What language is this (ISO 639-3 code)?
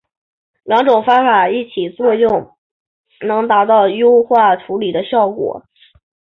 zho